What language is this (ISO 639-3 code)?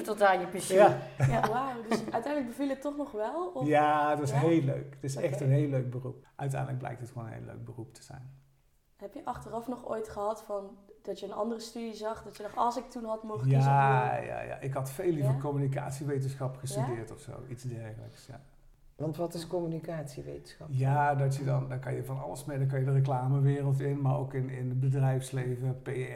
nld